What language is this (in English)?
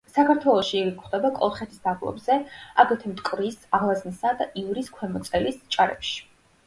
Georgian